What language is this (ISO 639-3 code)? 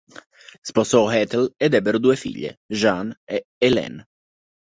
ita